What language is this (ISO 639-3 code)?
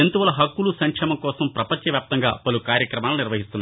tel